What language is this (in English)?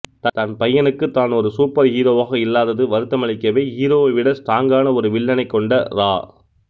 Tamil